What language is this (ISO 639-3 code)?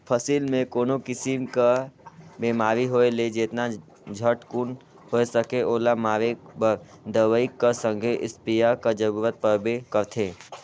hne